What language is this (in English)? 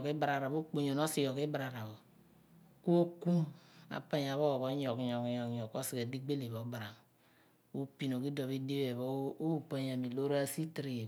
Abua